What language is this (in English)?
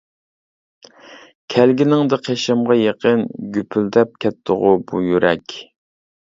Uyghur